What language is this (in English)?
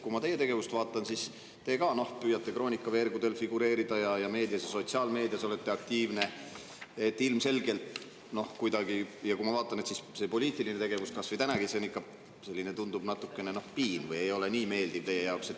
Estonian